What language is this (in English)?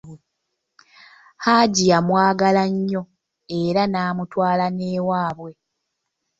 Ganda